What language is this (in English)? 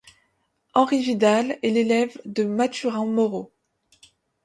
French